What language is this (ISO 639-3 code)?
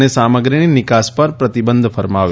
guj